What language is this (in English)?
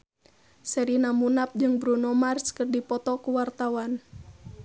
Sundanese